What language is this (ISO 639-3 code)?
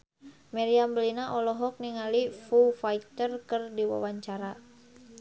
sun